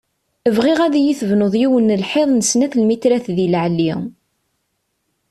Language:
Kabyle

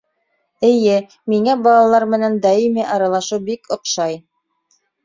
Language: Bashkir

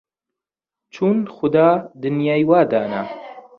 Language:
Central Kurdish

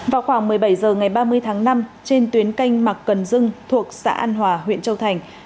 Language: Vietnamese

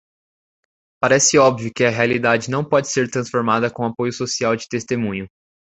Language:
Portuguese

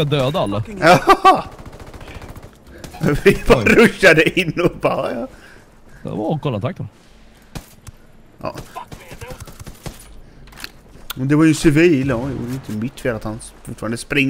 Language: Swedish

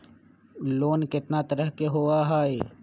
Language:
Magahi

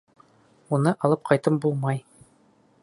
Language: Bashkir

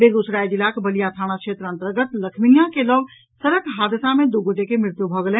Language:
Maithili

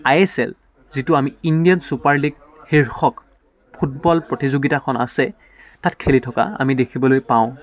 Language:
Assamese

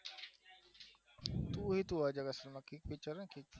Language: Gujarati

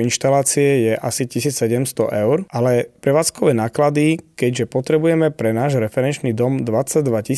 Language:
Slovak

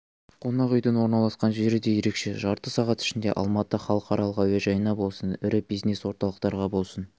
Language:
Kazakh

